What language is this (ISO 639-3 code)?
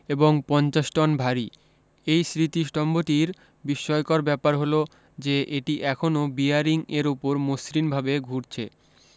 ben